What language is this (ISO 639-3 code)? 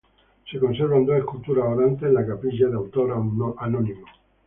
spa